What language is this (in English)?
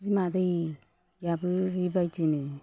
Bodo